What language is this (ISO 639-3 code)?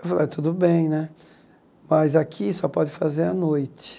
por